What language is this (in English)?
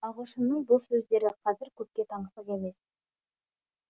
Kazakh